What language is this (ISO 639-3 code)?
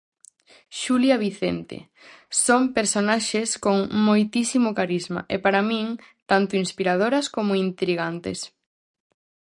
glg